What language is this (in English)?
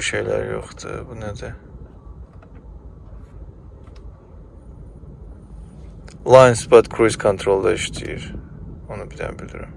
Turkish